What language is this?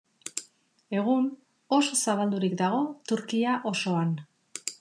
Basque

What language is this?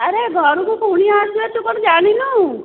Odia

